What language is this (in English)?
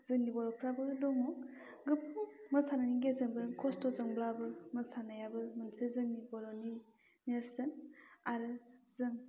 Bodo